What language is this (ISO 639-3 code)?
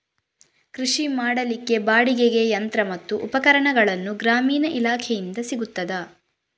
kan